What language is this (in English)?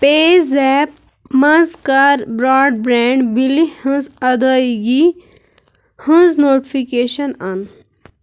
Kashmiri